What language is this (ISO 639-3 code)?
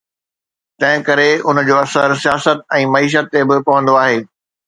snd